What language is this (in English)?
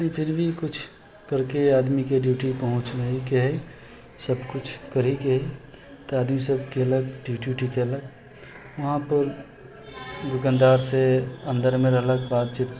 Maithili